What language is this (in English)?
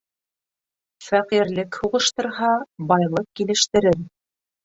Bashkir